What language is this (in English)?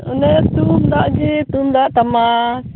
Santali